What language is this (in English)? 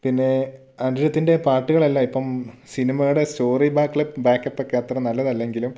Malayalam